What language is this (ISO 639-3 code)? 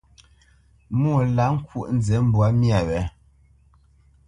bce